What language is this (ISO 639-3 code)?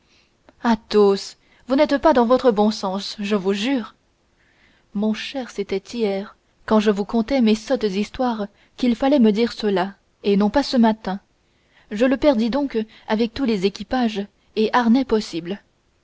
fra